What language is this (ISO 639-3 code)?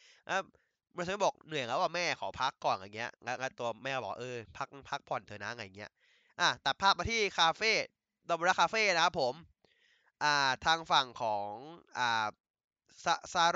tha